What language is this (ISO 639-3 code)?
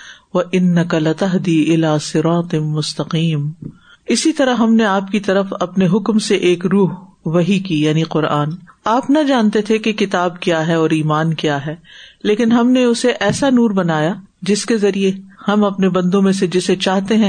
urd